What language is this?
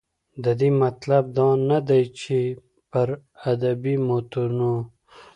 Pashto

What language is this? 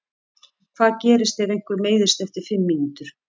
Icelandic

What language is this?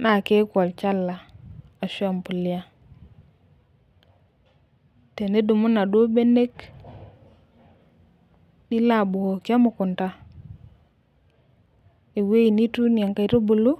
Masai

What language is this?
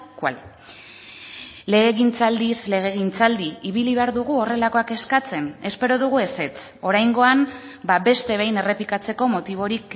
Basque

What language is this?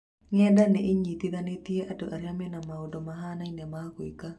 Kikuyu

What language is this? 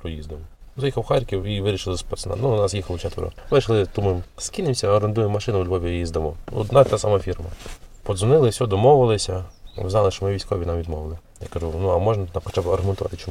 Ukrainian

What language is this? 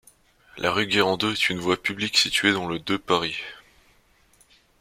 French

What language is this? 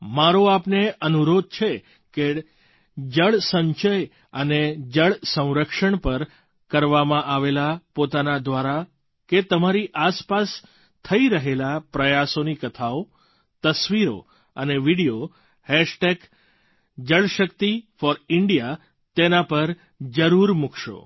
Gujarati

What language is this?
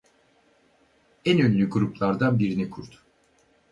Turkish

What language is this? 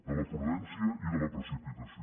Catalan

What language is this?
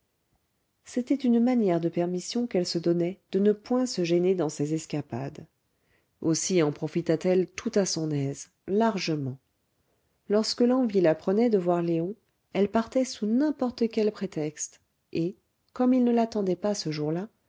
French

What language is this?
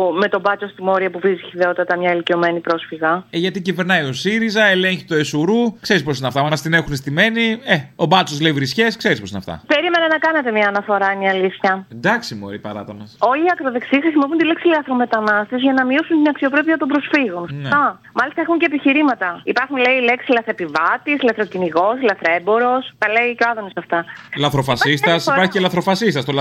Greek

